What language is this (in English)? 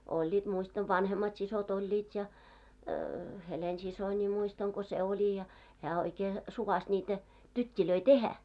Finnish